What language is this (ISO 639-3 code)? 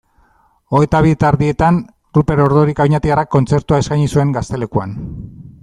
eus